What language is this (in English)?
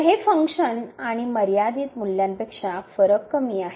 Marathi